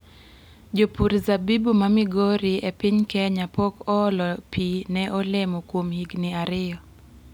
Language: Luo (Kenya and Tanzania)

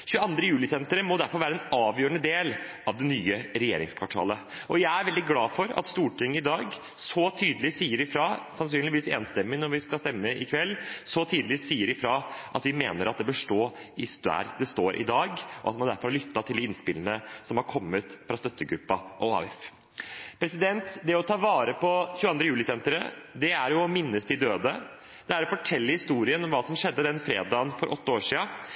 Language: Norwegian Bokmål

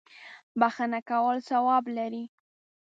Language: Pashto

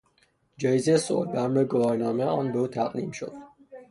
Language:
Persian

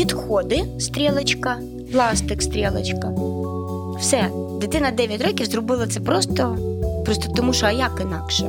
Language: Ukrainian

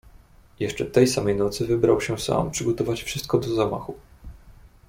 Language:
Polish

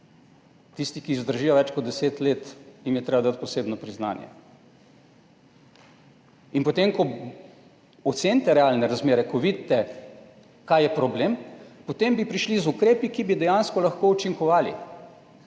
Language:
Slovenian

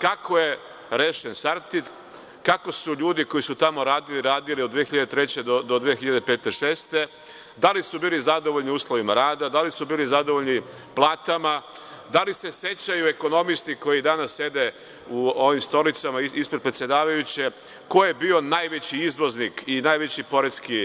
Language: Serbian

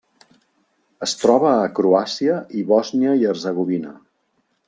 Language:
Catalan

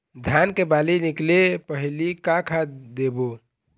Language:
Chhattisgarhi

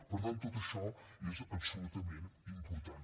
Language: Catalan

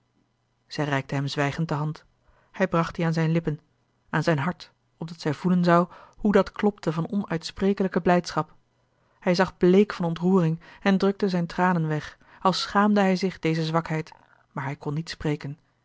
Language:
Dutch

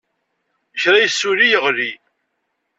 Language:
Kabyle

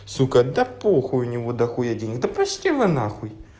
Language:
Russian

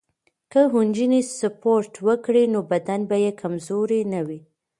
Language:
Pashto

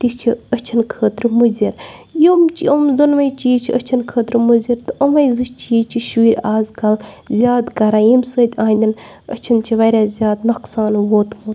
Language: Kashmiri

